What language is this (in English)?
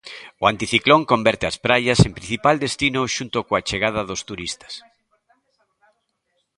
Galician